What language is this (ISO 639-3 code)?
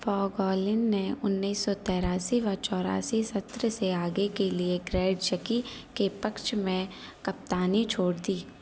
hin